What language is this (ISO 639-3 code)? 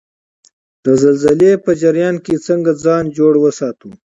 pus